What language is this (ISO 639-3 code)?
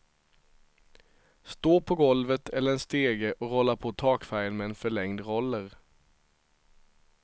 swe